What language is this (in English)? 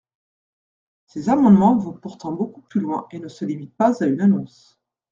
French